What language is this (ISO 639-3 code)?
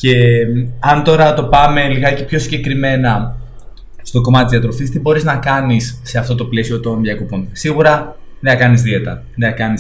ell